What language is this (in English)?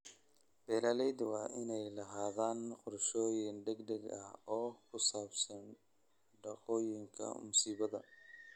Somali